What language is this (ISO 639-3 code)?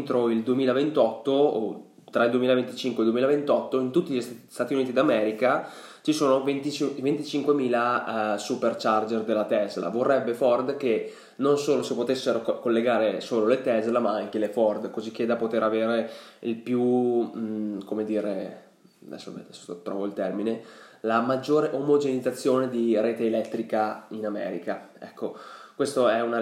ita